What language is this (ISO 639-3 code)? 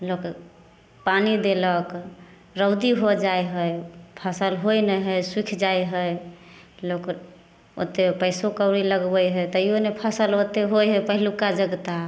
mai